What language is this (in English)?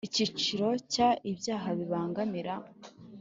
Kinyarwanda